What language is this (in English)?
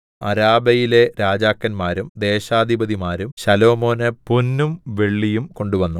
Malayalam